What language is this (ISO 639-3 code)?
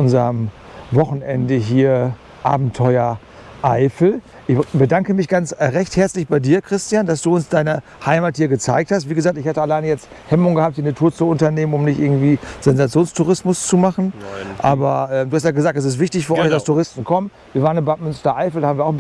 deu